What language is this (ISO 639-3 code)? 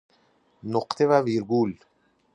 fas